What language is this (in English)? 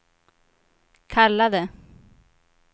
Swedish